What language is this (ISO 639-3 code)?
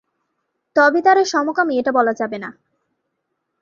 ben